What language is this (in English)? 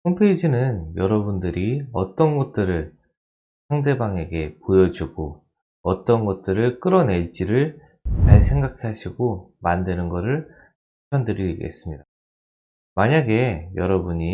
Korean